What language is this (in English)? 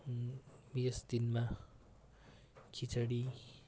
Nepali